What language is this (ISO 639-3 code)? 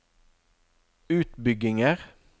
nor